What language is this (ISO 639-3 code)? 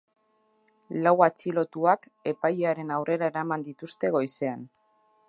eus